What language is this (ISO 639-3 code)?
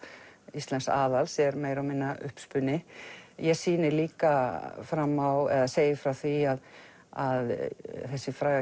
isl